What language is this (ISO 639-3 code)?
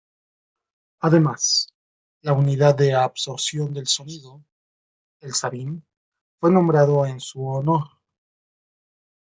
spa